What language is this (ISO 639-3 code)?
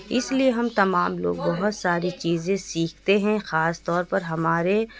urd